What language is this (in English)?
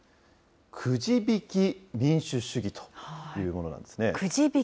Japanese